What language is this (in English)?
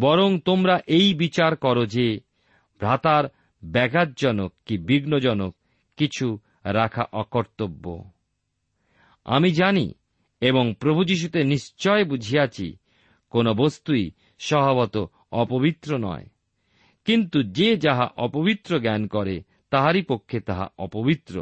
Bangla